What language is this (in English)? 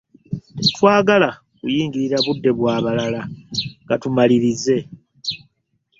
Ganda